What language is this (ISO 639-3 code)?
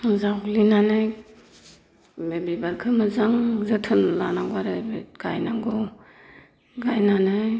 brx